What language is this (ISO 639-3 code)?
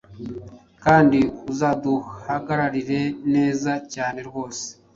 kin